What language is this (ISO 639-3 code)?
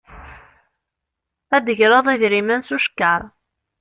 kab